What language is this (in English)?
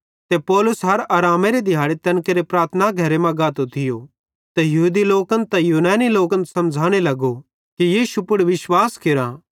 Bhadrawahi